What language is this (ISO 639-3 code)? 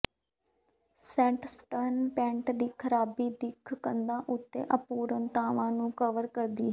pan